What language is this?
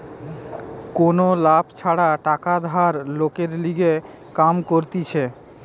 Bangla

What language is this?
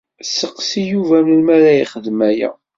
Kabyle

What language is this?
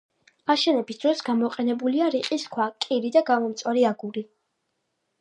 Georgian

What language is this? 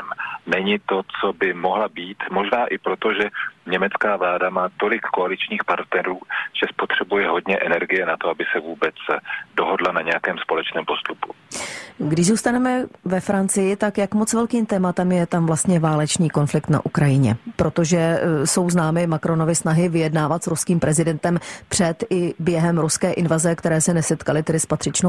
Czech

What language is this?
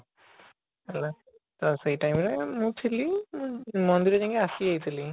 Odia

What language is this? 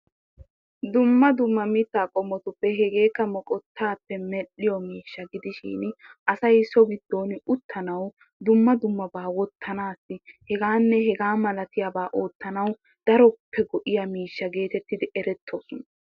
Wolaytta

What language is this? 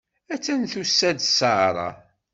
Kabyle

